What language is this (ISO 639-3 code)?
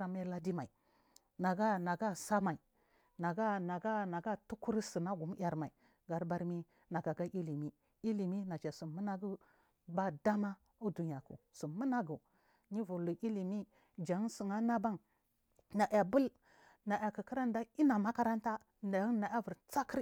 mfm